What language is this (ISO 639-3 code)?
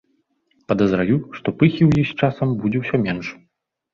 bel